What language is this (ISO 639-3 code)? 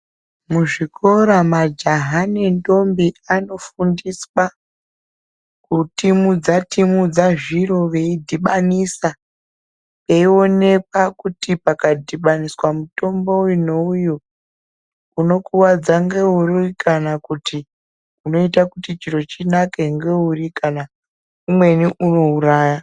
ndc